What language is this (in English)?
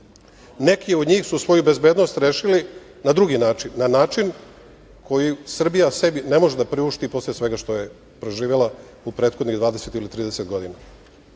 Serbian